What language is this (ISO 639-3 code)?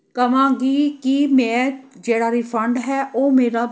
pan